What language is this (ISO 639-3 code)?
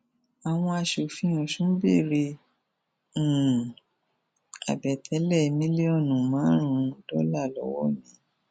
yor